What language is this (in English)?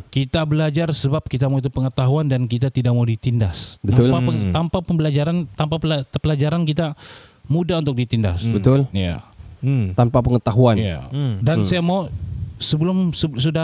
Malay